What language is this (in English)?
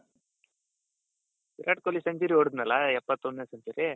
Kannada